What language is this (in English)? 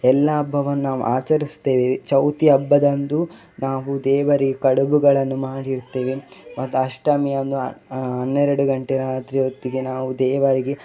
Kannada